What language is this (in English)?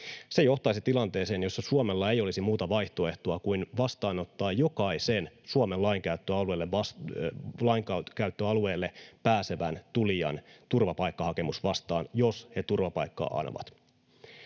Finnish